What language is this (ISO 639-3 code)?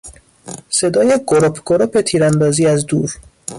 fas